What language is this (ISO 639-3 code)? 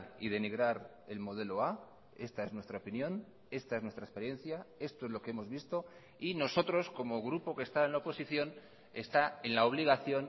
spa